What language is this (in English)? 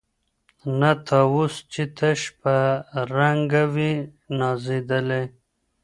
Pashto